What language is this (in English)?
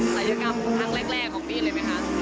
Thai